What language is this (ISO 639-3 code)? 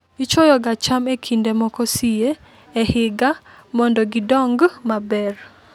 luo